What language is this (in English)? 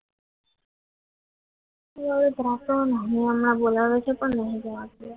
Gujarati